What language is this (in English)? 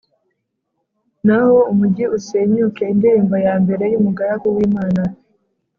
Kinyarwanda